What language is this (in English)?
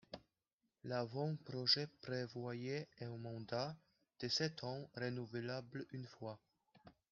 French